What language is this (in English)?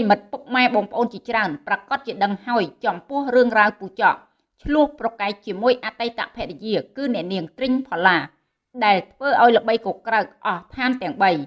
Vietnamese